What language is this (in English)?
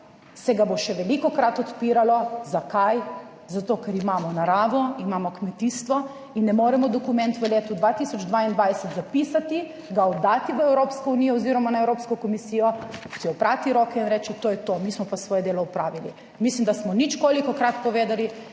Slovenian